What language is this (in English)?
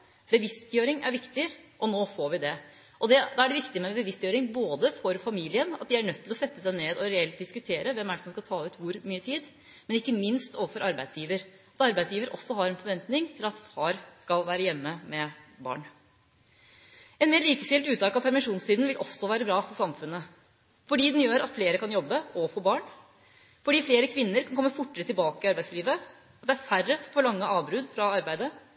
Norwegian Bokmål